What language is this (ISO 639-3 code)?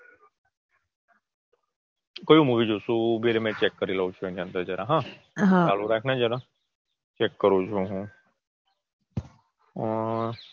guj